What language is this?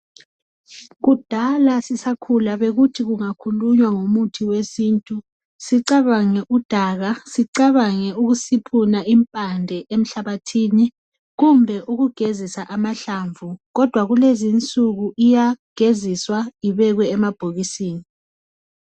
North Ndebele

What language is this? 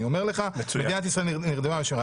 Hebrew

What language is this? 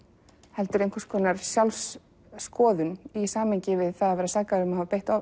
Icelandic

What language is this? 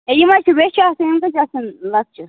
Kashmiri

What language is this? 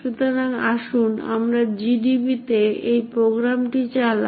Bangla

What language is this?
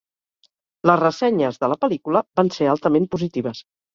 Catalan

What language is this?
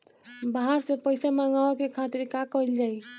Bhojpuri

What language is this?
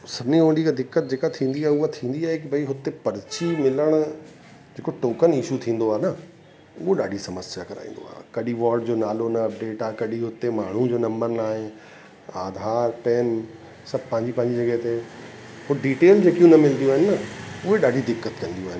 Sindhi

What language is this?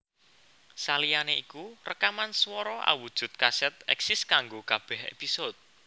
Javanese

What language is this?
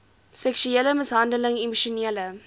Afrikaans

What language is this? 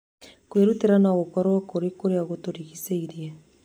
Kikuyu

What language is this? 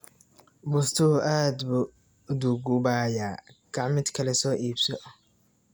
Somali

